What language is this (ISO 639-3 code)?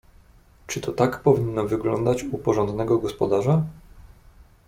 pol